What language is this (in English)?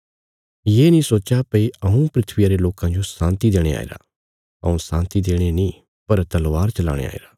Bilaspuri